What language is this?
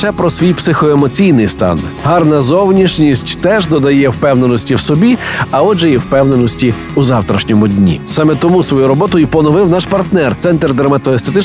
Ukrainian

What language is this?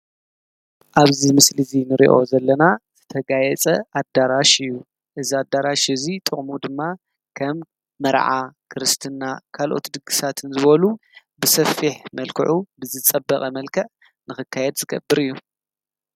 Tigrinya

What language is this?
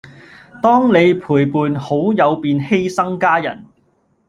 Cantonese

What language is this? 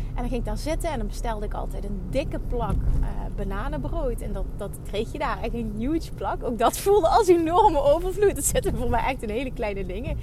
Dutch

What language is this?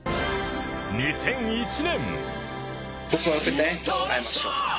Japanese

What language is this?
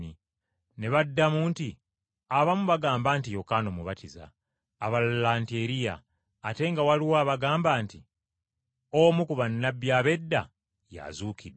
Ganda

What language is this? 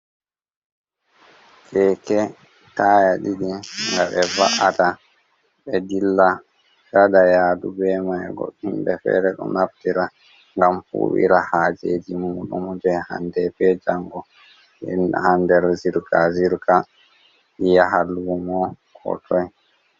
Fula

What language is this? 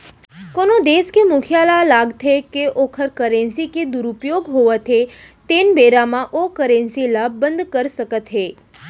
Chhattisgarhi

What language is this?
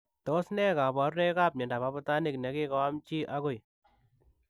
Kalenjin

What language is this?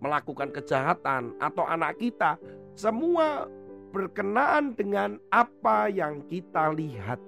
Indonesian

